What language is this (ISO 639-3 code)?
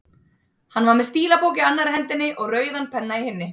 isl